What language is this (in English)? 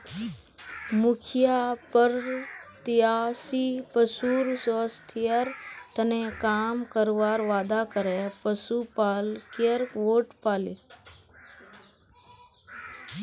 Magahi